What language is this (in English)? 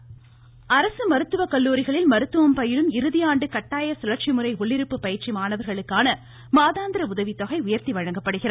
Tamil